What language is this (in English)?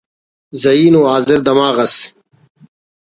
Brahui